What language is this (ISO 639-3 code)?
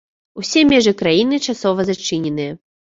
bel